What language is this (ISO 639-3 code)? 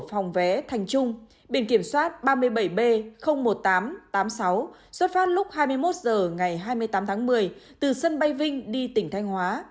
vie